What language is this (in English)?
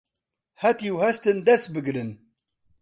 Central Kurdish